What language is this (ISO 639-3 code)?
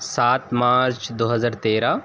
urd